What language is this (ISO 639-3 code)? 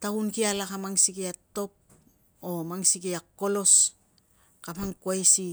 lcm